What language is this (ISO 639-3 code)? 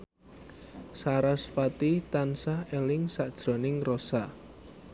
jav